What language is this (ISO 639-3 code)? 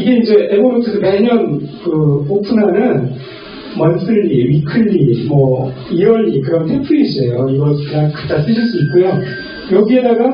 kor